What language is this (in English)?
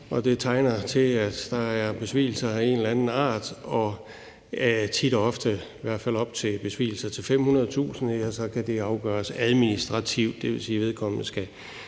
Danish